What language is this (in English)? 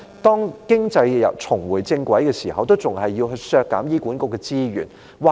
Cantonese